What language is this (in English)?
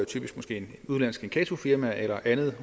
Danish